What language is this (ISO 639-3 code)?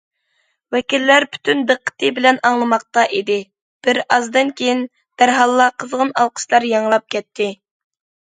uig